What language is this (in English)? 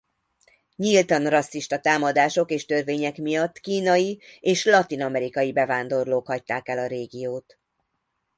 Hungarian